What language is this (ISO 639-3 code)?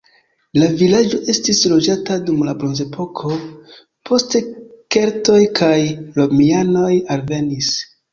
epo